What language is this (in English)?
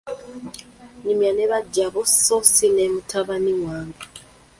Ganda